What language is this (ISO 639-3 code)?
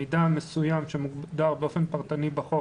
heb